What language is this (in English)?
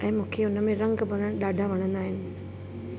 Sindhi